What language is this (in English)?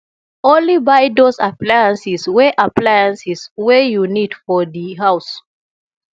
Nigerian Pidgin